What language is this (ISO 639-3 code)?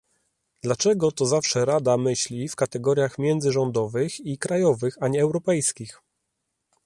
pol